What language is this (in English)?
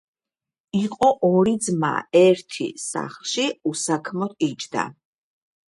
Georgian